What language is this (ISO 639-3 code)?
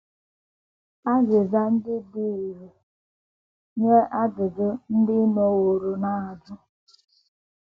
ibo